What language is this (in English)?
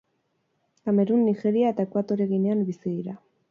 Basque